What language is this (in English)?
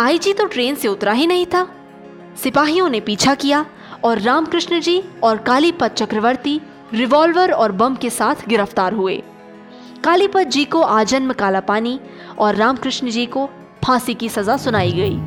Hindi